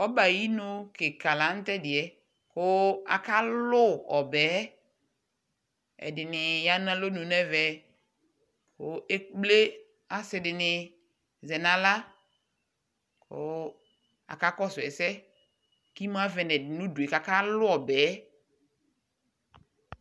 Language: Ikposo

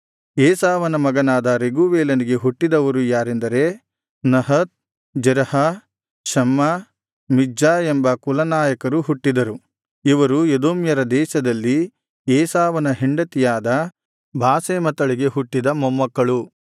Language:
Kannada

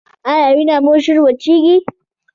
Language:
Pashto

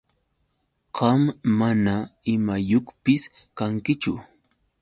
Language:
Yauyos Quechua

